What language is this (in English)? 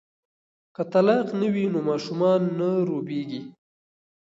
Pashto